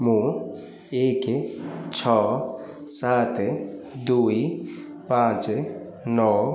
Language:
Odia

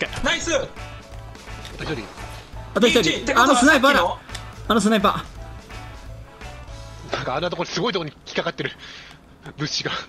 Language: Japanese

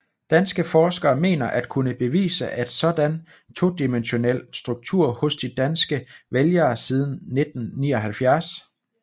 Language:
Danish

